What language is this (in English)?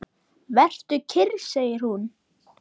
Icelandic